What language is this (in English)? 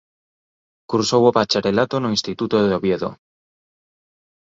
Galician